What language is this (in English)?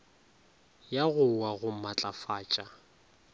Northern Sotho